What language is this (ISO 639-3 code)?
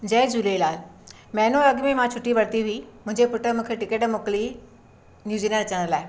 snd